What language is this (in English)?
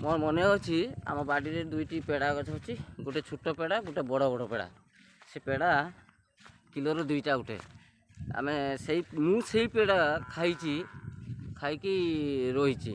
Odia